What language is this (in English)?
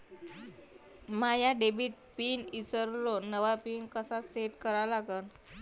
Marathi